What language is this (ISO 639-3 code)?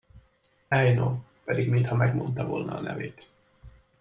hun